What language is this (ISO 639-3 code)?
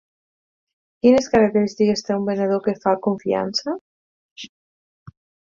cat